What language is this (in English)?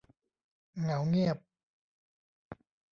Thai